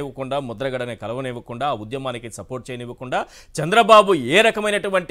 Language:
Telugu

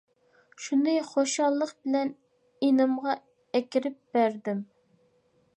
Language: Uyghur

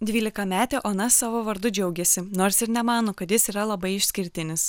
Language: Lithuanian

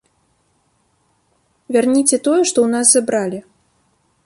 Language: Belarusian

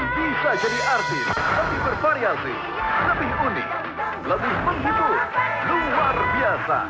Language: Indonesian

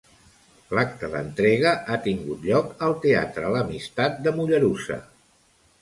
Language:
Catalan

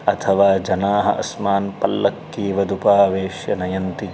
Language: Sanskrit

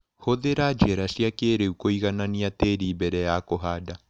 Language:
Kikuyu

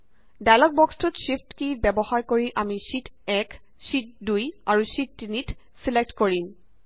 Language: Assamese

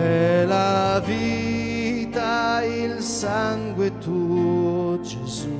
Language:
Slovak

